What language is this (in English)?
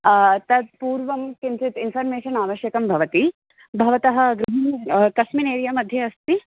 Sanskrit